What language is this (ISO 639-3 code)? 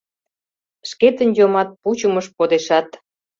chm